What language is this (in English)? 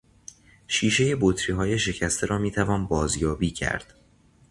Persian